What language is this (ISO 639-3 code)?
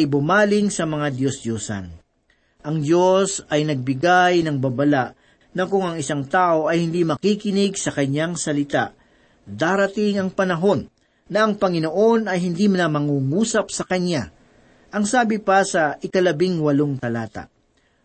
fil